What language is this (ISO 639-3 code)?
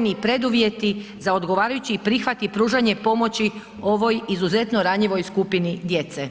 hrv